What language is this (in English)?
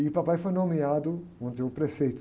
Portuguese